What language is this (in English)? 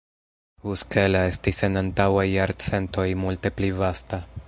Esperanto